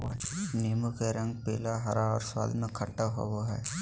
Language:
Magahi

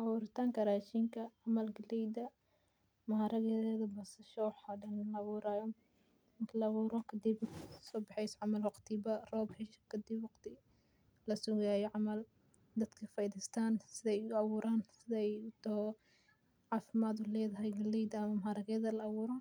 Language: Somali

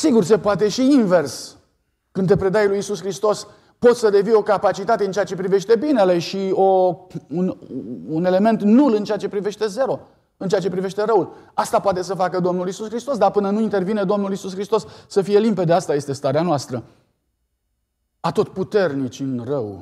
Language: Romanian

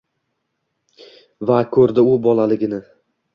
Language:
Uzbek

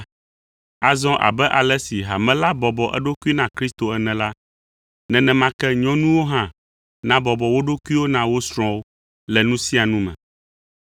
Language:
Ewe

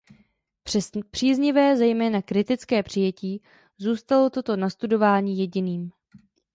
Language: Czech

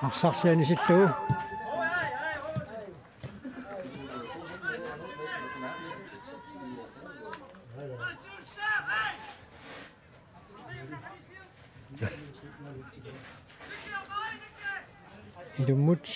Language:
French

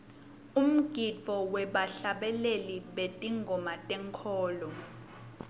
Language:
Swati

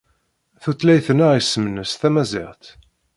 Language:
Kabyle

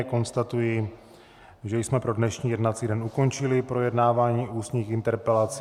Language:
Czech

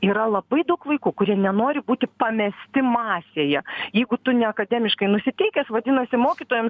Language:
Lithuanian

